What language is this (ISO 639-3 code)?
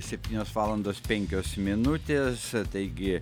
lit